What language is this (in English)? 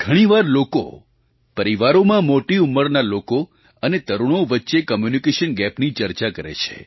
Gujarati